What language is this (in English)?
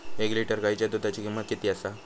Marathi